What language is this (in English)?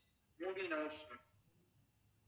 Tamil